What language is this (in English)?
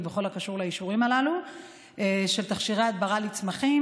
Hebrew